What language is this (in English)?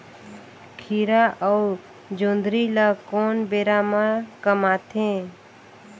Chhattisgarhi